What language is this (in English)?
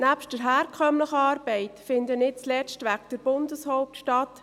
Swiss German